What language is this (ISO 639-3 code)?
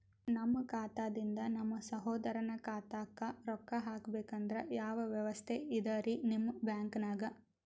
kan